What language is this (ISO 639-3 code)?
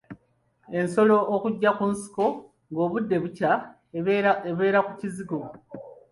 lug